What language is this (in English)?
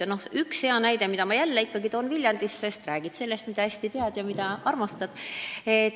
Estonian